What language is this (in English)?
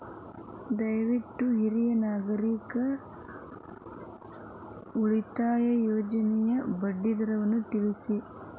Kannada